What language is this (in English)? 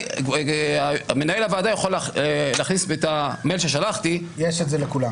Hebrew